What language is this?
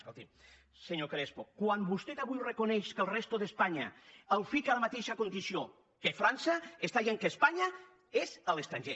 Catalan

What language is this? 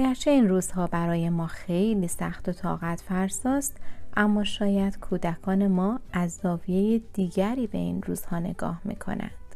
Persian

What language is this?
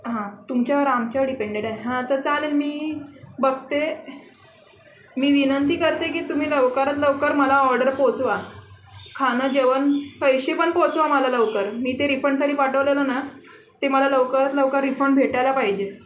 Marathi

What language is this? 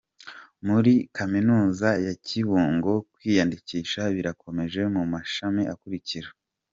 Kinyarwanda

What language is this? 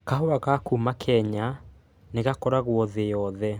Kikuyu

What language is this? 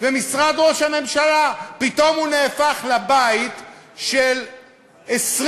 Hebrew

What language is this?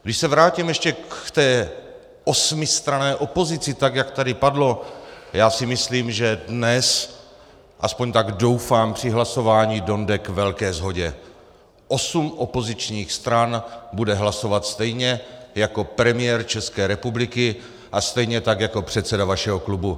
Czech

